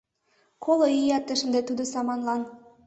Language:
Mari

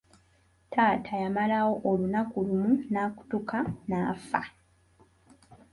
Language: Ganda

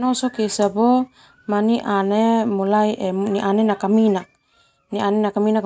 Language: Termanu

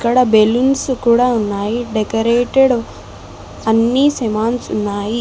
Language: Telugu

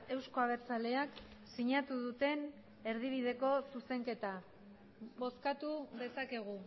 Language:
Basque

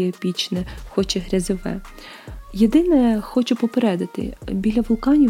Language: Ukrainian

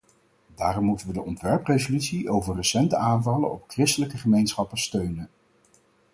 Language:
Dutch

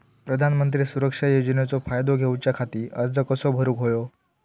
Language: Marathi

